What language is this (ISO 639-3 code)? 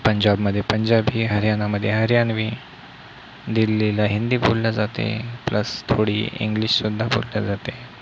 mar